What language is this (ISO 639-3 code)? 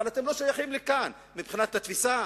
heb